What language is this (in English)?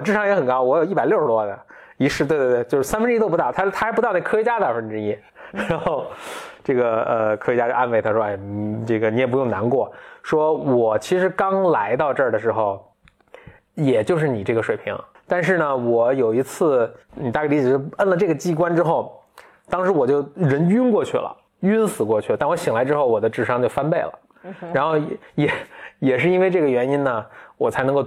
Chinese